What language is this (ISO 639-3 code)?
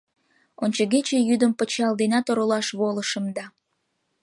chm